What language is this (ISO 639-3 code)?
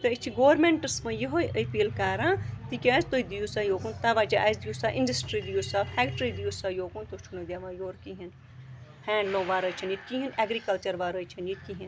kas